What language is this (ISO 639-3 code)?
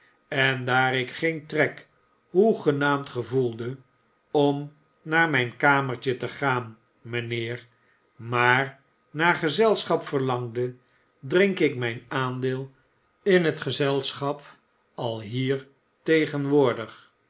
nld